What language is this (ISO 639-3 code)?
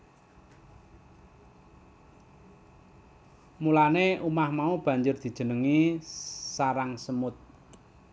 jav